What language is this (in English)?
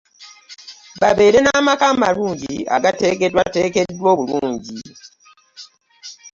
Ganda